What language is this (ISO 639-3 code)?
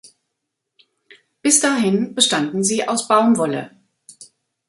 deu